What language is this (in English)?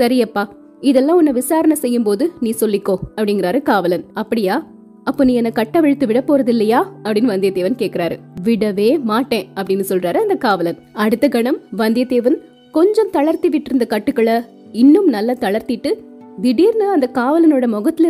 Tamil